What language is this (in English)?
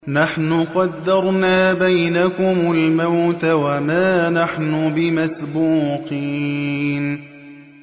Arabic